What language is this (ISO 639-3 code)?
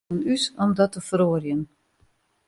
fry